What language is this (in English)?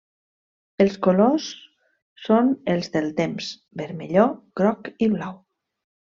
Catalan